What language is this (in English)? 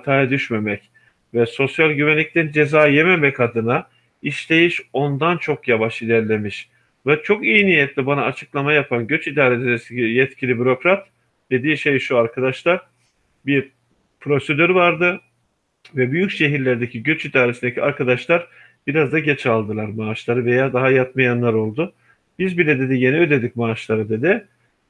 Turkish